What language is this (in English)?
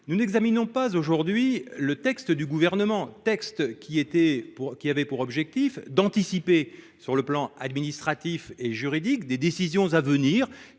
French